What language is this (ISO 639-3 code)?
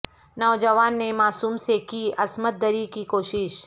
urd